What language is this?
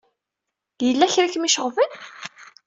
Kabyle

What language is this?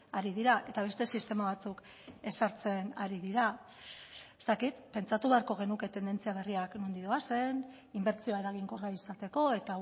Basque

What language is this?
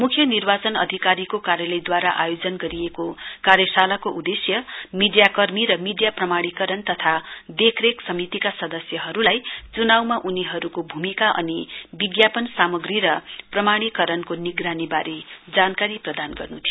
Nepali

